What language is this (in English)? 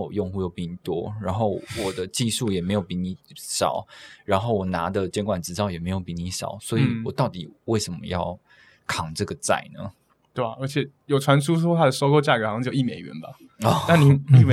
Chinese